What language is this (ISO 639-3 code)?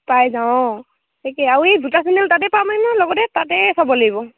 asm